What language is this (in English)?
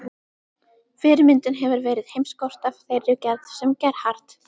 Icelandic